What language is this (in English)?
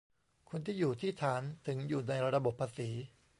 Thai